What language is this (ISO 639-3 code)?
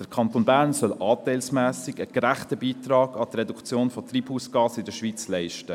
gsw